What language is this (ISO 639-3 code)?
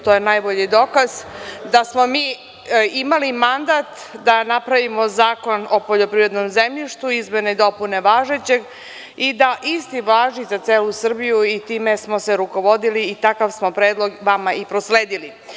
srp